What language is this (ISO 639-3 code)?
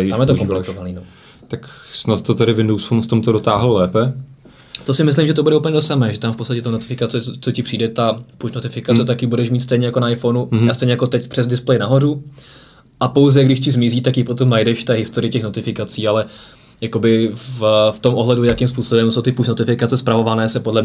ces